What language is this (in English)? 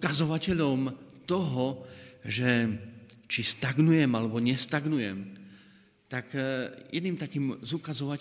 Slovak